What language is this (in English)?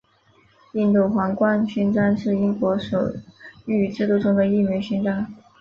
Chinese